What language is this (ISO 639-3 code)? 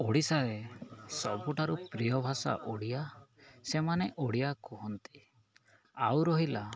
ori